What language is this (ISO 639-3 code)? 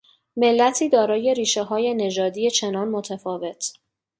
fas